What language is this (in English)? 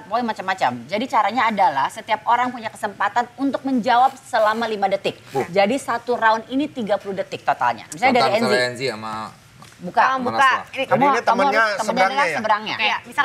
Indonesian